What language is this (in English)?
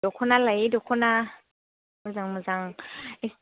Bodo